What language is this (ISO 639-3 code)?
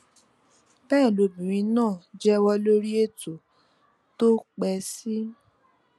yor